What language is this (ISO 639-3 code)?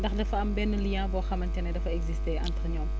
wol